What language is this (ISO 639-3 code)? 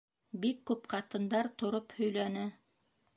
bak